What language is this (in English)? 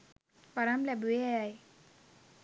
Sinhala